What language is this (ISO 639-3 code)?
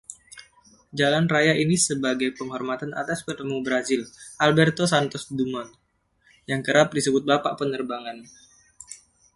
ind